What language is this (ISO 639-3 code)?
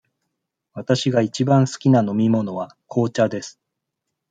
jpn